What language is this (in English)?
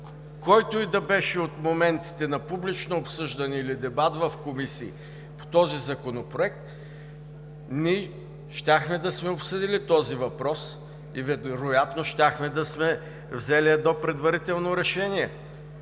Bulgarian